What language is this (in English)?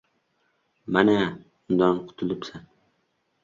Uzbek